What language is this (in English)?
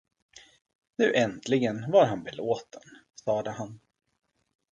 Swedish